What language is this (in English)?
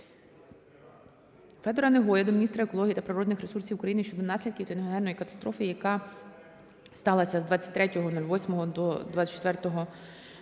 Ukrainian